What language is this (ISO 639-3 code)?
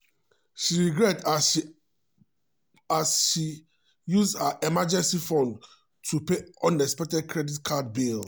pcm